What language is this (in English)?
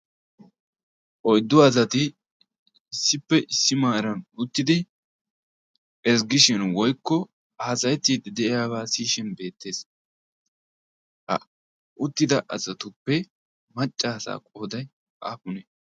Wolaytta